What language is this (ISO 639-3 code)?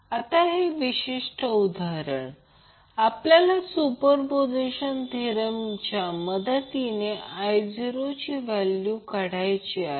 mar